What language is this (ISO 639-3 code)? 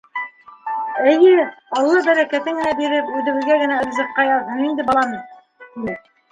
bak